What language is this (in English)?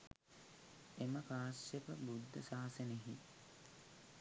Sinhala